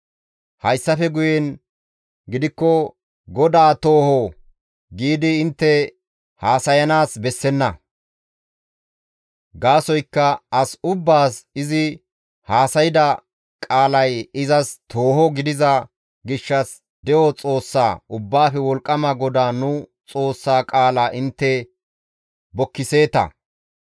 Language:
Gamo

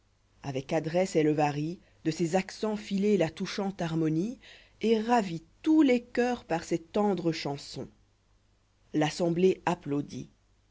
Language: French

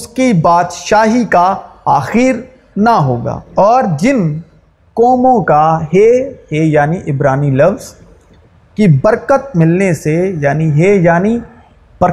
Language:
Urdu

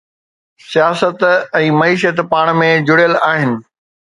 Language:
Sindhi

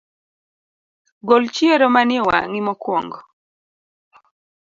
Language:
Luo (Kenya and Tanzania)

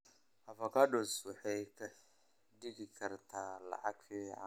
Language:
Somali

